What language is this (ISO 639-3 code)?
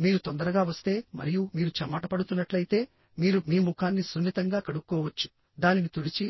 tel